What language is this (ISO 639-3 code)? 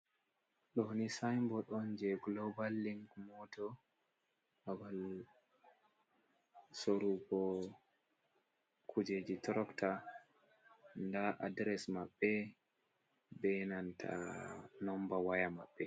ful